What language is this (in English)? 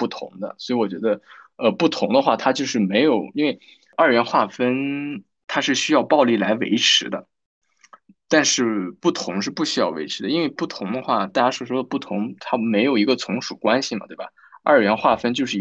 Chinese